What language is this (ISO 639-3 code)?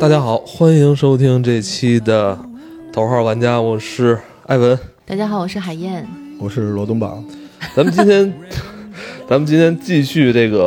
zho